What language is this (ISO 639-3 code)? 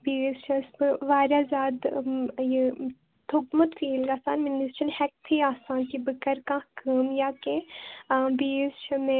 kas